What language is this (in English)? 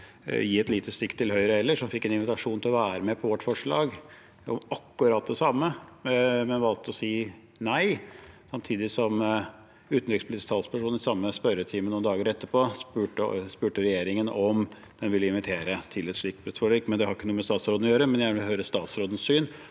Norwegian